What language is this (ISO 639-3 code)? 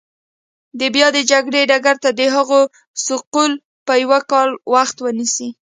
pus